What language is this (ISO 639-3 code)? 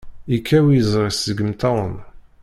kab